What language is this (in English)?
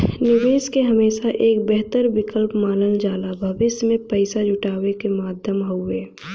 Bhojpuri